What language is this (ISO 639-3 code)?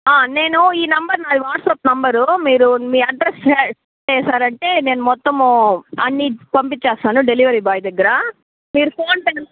tel